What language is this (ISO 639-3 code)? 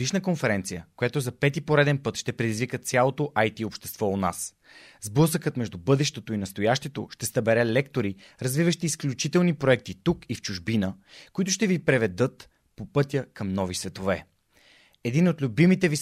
bul